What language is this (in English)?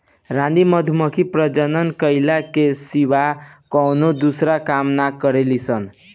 Bhojpuri